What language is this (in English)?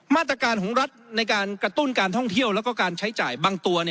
Thai